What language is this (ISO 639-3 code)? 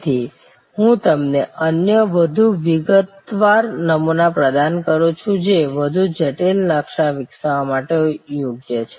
guj